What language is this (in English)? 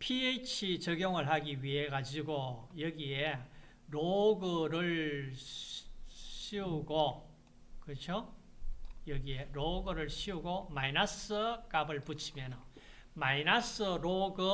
Korean